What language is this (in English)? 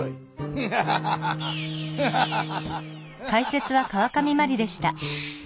Japanese